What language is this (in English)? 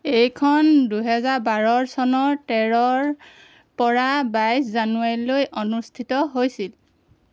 Assamese